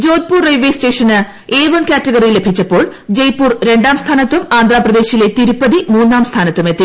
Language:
Malayalam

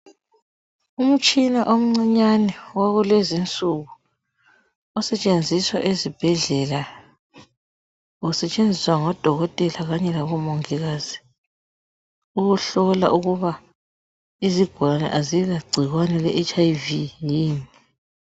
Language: North Ndebele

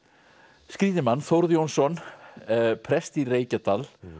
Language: Icelandic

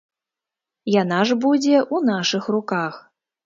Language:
Belarusian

